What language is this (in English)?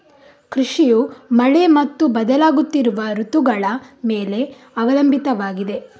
Kannada